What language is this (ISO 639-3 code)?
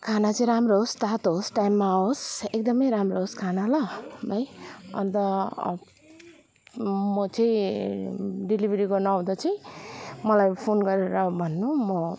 nep